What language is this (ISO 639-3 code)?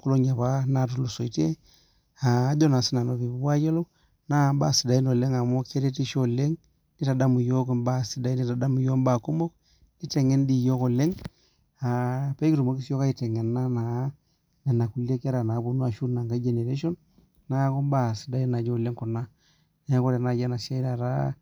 mas